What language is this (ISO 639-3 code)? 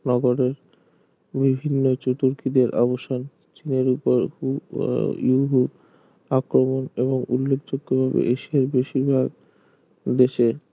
ben